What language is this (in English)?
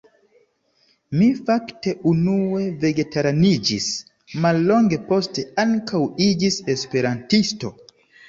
Esperanto